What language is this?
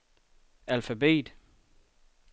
Danish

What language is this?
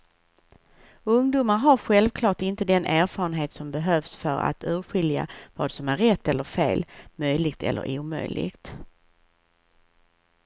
Swedish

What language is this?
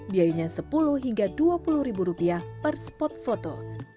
Indonesian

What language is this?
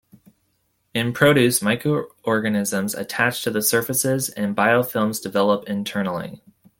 English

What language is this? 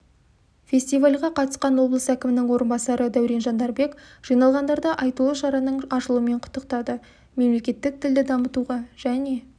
Kazakh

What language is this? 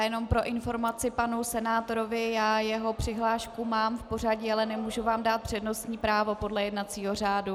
Czech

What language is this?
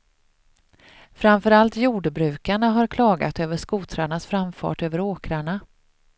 Swedish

